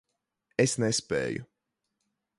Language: Latvian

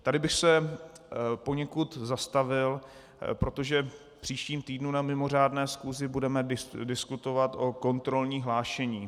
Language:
Czech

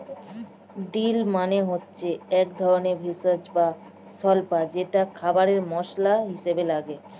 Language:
Bangla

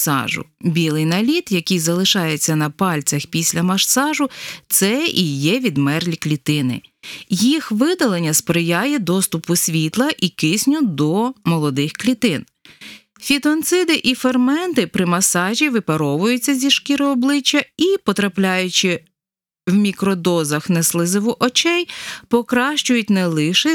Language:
Ukrainian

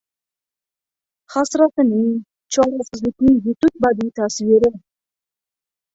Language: Uzbek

